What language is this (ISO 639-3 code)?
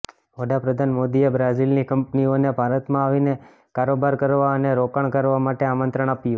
guj